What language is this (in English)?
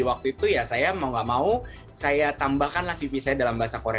Indonesian